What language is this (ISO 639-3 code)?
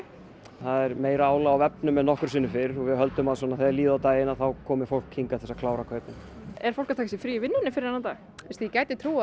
isl